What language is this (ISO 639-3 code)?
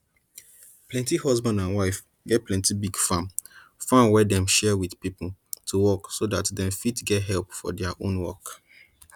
pcm